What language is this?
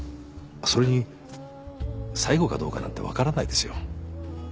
Japanese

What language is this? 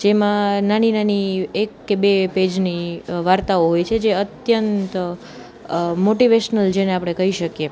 Gujarati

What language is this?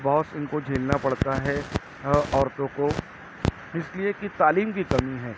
Urdu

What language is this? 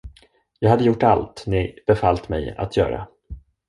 Swedish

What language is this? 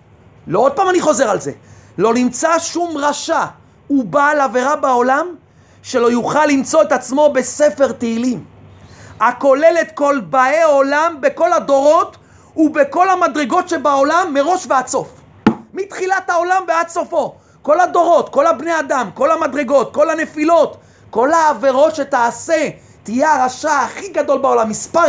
Hebrew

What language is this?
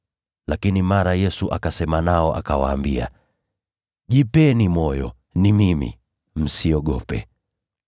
Swahili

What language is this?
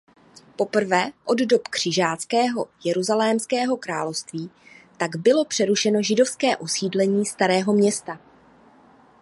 Czech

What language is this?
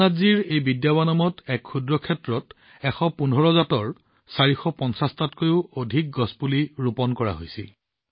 Assamese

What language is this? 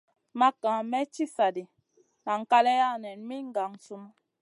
Masana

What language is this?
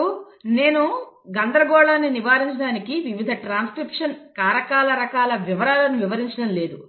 Telugu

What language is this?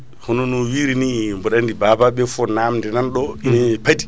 Fula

